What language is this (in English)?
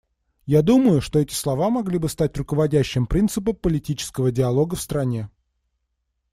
Russian